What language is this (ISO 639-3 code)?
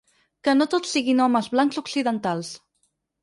cat